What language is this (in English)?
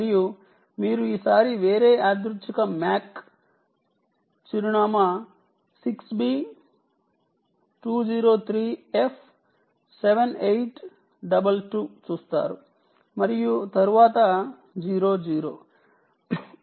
Telugu